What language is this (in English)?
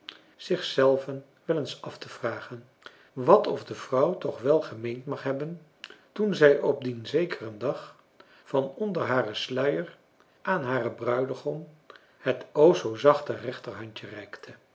Dutch